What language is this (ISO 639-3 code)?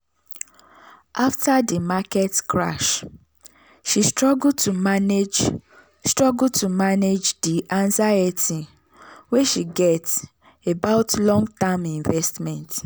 pcm